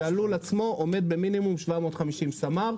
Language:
Hebrew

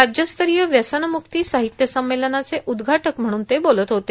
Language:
Marathi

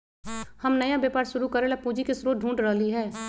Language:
Magahi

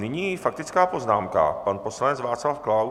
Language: Czech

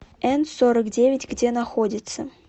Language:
Russian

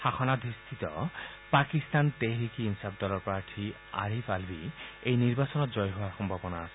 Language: Assamese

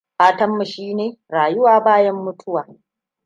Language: Hausa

